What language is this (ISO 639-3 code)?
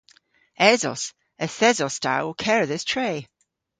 cor